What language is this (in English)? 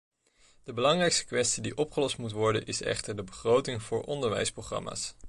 Dutch